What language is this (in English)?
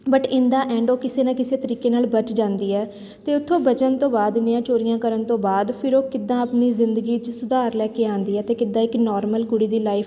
Punjabi